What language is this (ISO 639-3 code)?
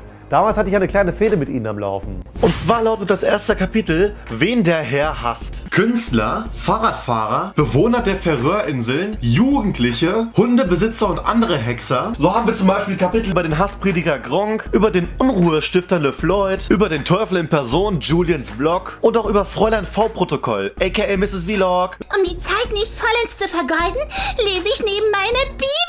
deu